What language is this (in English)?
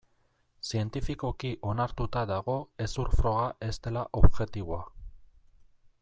Basque